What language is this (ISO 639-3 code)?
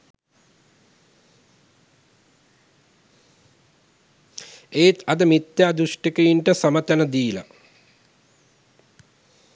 sin